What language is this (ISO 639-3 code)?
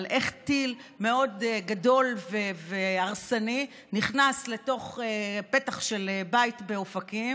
heb